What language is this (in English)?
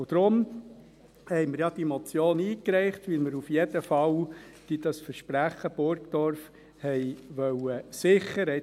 Swiss German